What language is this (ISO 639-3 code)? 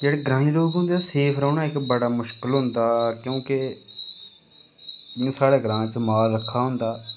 doi